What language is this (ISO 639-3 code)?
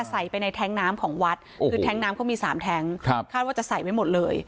tha